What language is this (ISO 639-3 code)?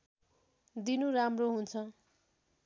nep